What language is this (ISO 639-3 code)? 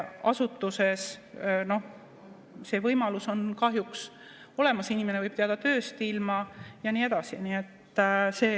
est